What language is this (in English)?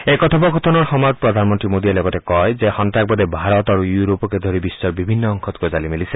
Assamese